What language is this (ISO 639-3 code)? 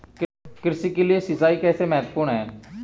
hin